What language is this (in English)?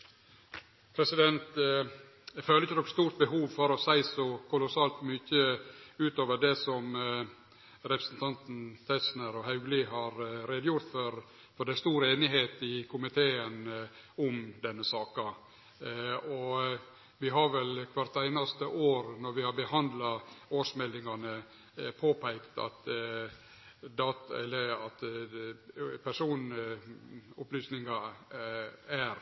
Norwegian